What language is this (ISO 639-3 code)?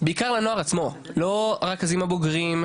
heb